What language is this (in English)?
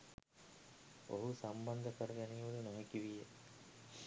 Sinhala